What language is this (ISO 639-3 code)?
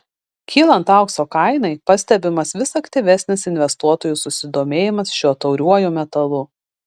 lit